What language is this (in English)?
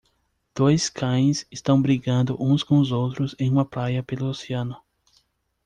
Portuguese